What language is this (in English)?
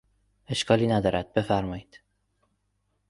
Persian